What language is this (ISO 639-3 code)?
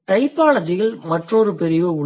tam